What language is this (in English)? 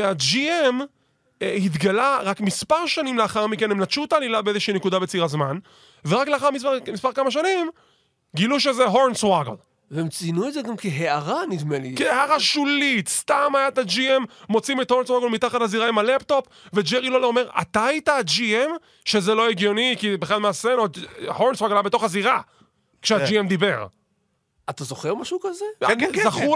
Hebrew